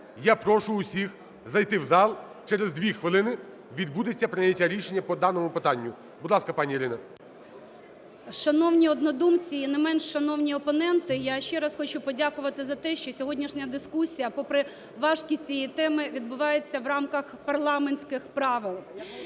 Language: Ukrainian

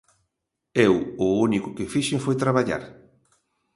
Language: Galician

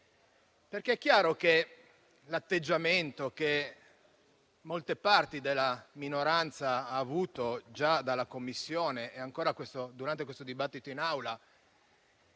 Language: Italian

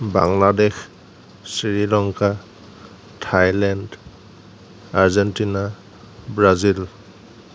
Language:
Assamese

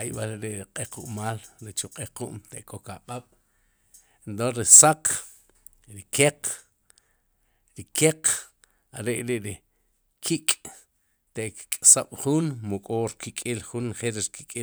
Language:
Sipacapense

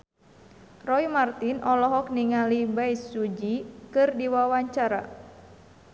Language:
Sundanese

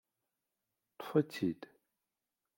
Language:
Kabyle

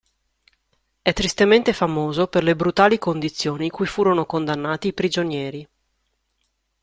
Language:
Italian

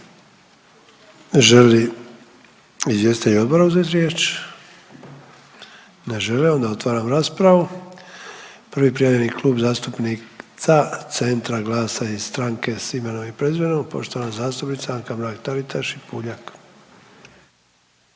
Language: Croatian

